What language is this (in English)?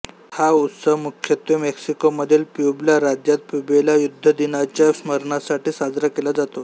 Marathi